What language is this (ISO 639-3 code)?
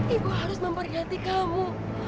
ind